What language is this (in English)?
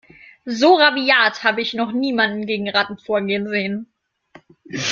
German